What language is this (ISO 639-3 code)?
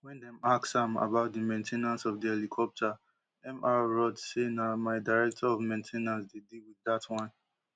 pcm